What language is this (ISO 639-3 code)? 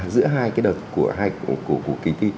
vie